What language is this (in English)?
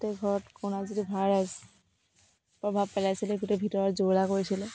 Assamese